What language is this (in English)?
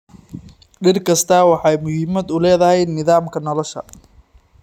Somali